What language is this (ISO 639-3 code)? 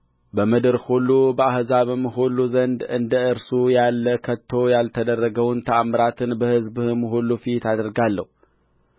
amh